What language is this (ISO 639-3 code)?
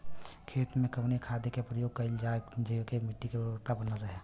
bho